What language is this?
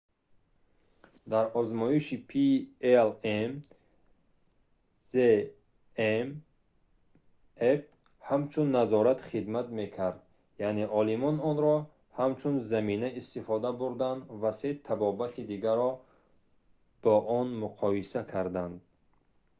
Tajik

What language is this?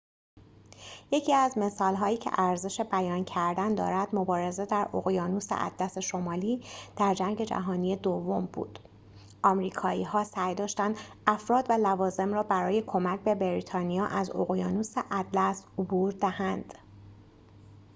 Persian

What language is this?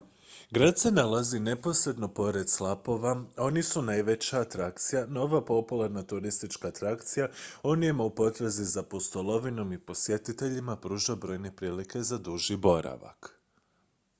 Croatian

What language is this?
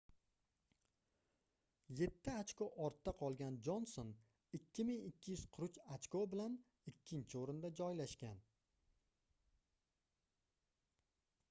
Uzbek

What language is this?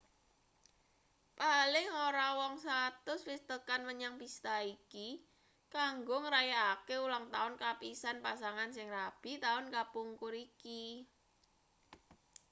Javanese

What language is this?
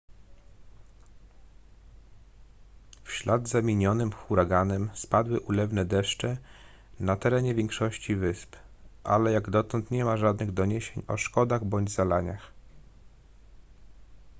Polish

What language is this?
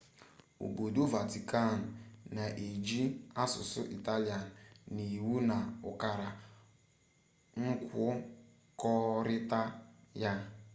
Igbo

